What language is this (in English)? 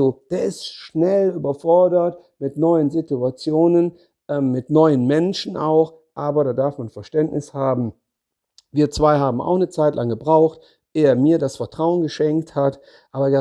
German